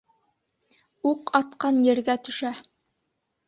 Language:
Bashkir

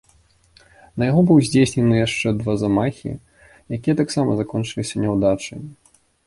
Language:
Belarusian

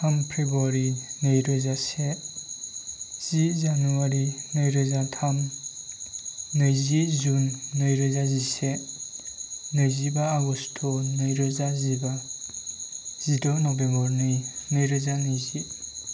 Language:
Bodo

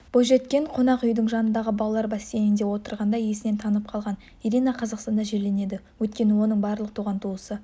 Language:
Kazakh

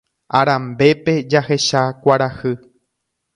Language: Guarani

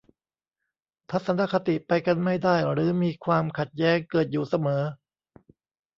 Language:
Thai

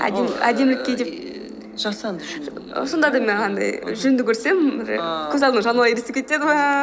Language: Kazakh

